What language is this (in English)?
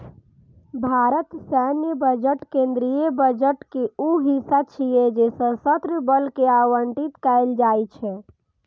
Maithili